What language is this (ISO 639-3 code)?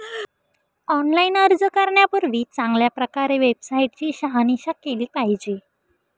mar